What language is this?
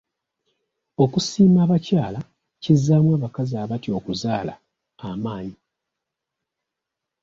Ganda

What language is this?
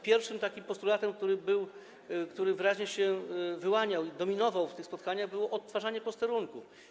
Polish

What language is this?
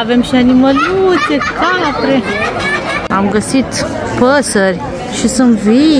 Romanian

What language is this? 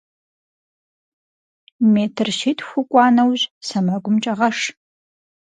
Kabardian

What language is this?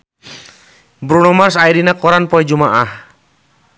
Sundanese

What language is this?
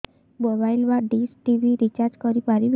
Odia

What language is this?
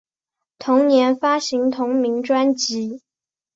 Chinese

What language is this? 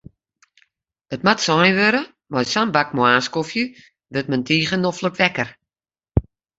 Western Frisian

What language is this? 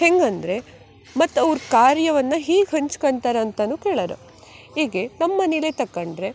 Kannada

